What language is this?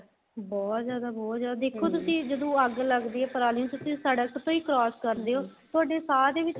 Punjabi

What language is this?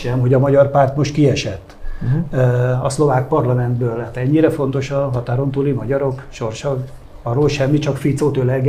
Hungarian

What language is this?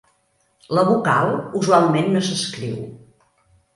Catalan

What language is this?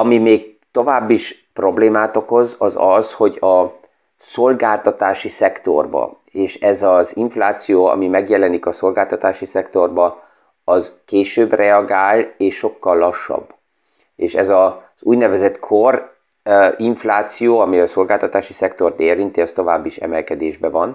Hungarian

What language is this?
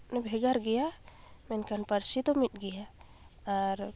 Santali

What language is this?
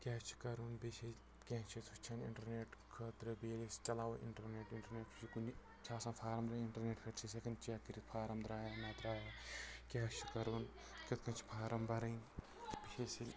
Kashmiri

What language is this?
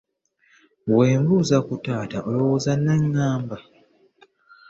Ganda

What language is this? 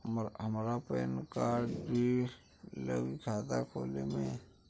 Bhojpuri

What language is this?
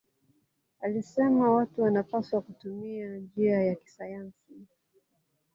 Swahili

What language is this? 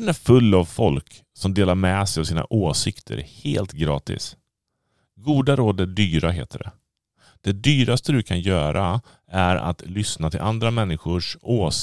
Swedish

